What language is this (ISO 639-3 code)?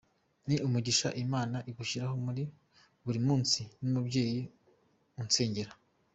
kin